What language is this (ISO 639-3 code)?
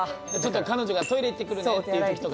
jpn